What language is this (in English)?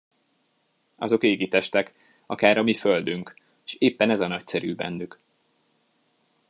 Hungarian